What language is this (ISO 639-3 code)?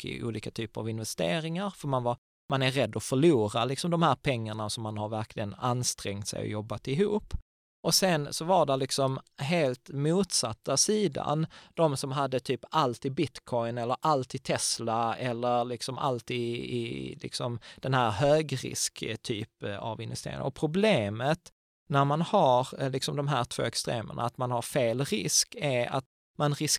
swe